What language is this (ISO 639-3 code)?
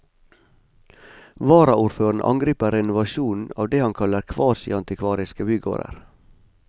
nor